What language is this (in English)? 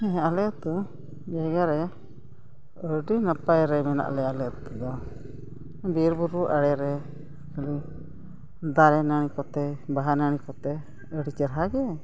Santali